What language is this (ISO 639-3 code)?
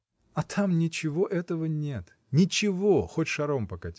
rus